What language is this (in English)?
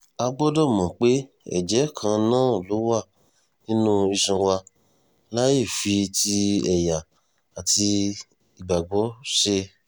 Yoruba